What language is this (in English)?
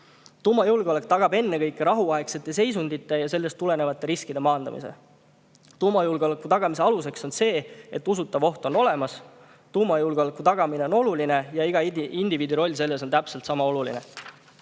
Estonian